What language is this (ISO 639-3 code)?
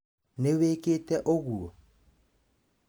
kik